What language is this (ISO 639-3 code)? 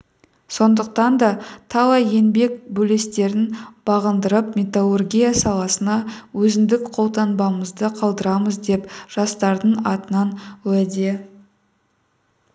kaz